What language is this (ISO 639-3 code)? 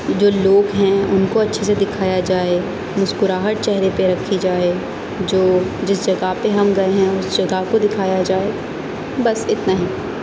urd